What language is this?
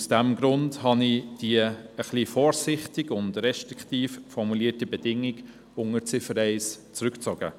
Swiss German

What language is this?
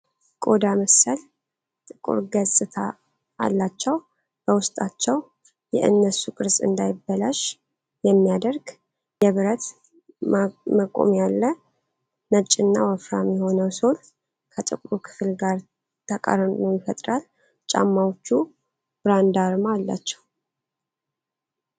Amharic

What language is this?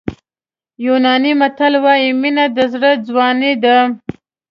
Pashto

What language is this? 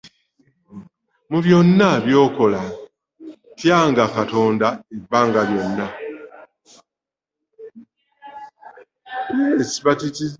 Ganda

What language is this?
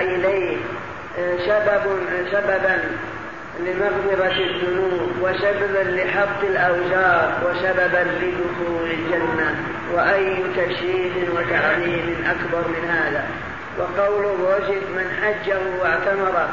Arabic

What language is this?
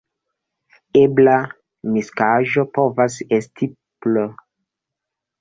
Esperanto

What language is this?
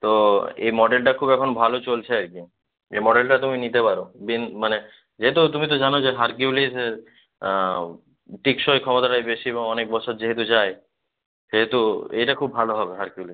Bangla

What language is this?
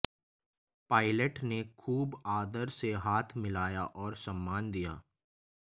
Hindi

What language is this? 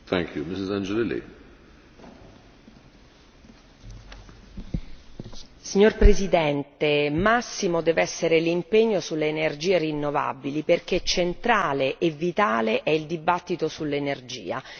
Italian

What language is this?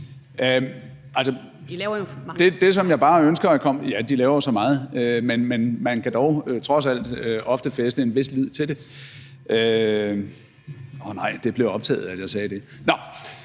Danish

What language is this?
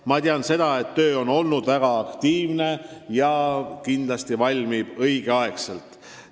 Estonian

